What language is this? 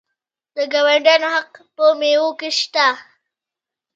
Pashto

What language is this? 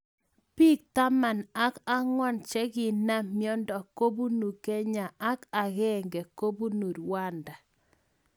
Kalenjin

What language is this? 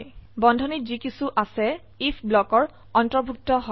Assamese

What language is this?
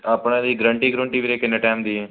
Punjabi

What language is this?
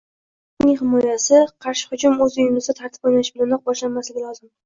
Uzbek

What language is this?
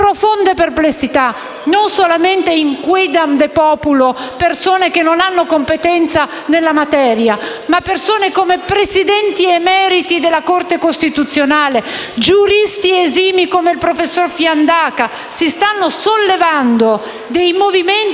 Italian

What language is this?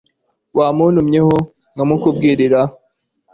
Kinyarwanda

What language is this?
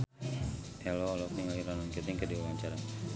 Sundanese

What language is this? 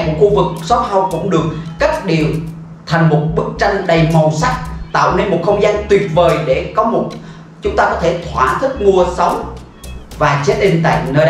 Vietnamese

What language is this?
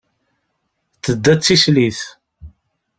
Kabyle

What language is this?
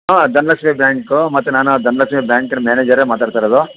Kannada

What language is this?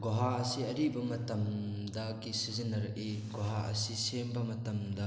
Manipuri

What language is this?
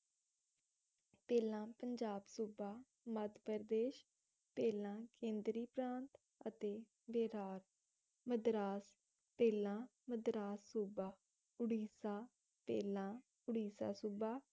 Punjabi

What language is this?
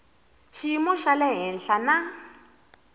Tsonga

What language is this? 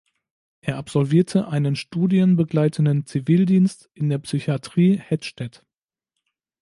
German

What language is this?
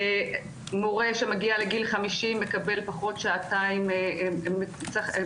Hebrew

